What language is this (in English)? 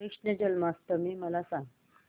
Marathi